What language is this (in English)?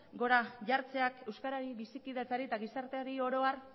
Basque